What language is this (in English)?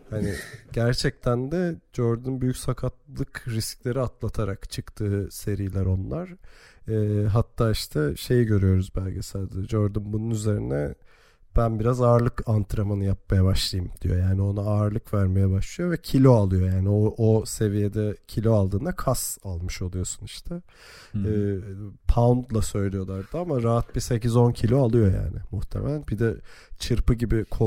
Turkish